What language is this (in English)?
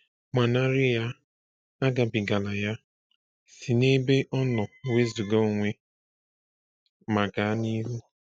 Igbo